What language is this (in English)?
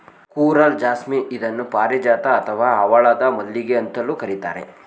Kannada